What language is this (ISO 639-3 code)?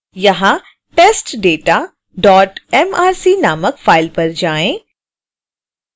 hin